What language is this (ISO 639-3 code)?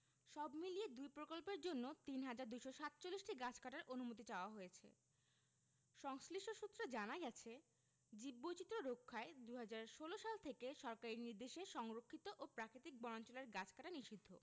ben